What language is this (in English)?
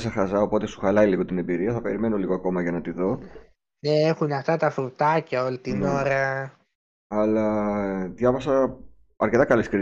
Greek